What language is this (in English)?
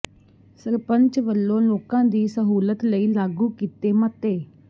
Punjabi